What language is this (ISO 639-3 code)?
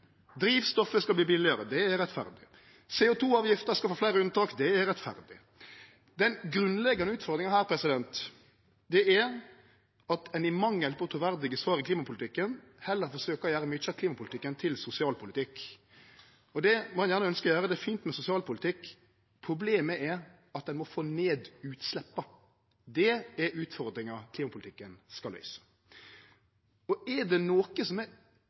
nno